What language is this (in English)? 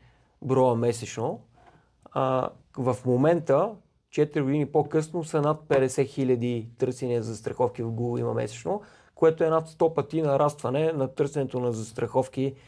Bulgarian